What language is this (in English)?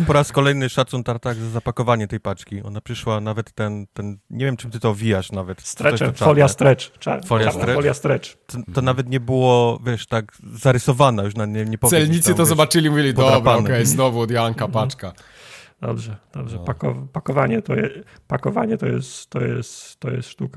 Polish